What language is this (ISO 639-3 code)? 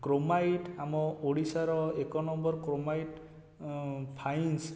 ori